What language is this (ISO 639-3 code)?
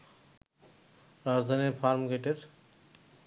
ben